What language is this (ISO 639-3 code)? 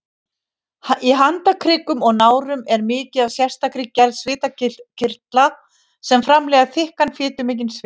isl